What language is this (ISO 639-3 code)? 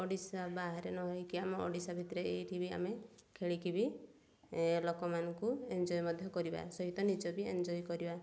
ori